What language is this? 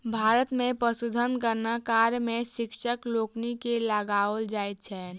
Maithili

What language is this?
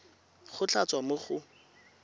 Tswana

